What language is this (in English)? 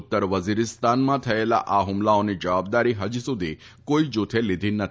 Gujarati